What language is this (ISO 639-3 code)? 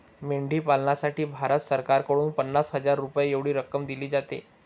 mar